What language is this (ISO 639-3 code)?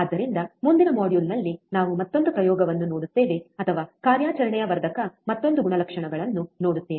kan